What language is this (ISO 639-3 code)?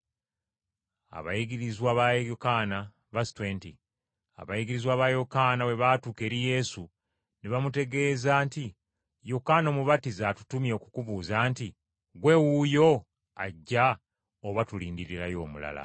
lug